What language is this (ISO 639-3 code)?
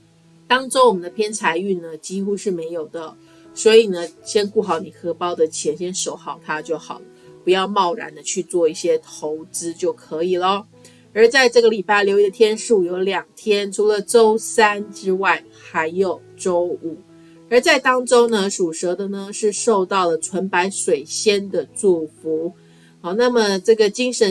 zho